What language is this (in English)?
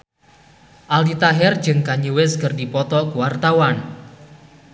Sundanese